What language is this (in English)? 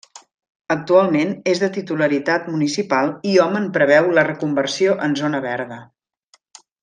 Catalan